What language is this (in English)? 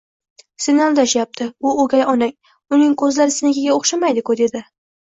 Uzbek